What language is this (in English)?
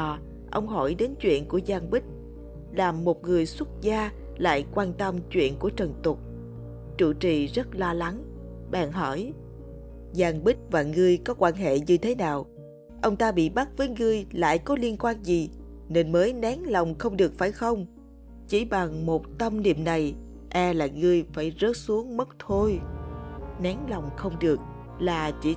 Vietnamese